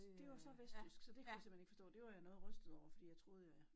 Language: Danish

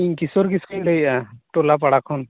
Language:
Santali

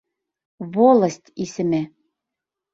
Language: Bashkir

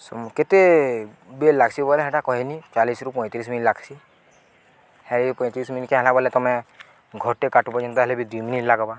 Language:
Odia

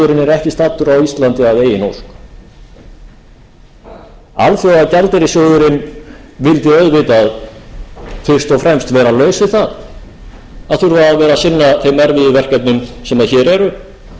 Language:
Icelandic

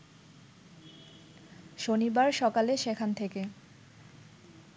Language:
Bangla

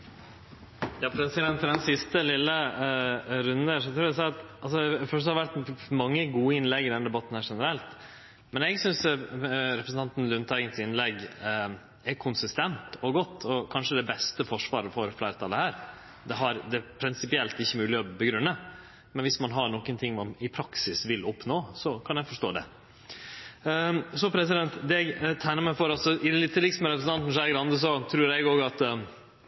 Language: Norwegian Nynorsk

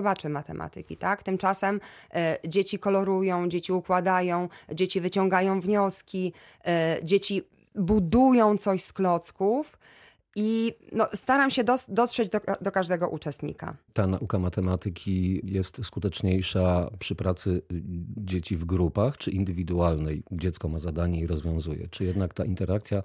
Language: Polish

